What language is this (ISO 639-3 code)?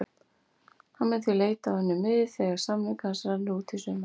isl